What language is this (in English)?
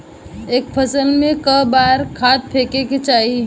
Bhojpuri